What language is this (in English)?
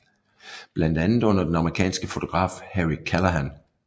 Danish